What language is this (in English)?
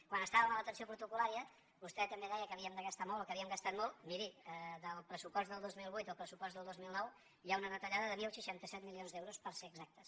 Catalan